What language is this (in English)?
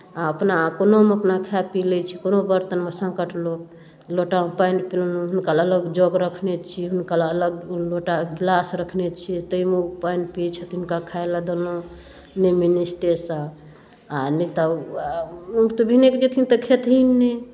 Maithili